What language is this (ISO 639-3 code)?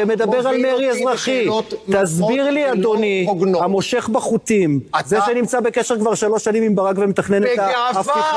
heb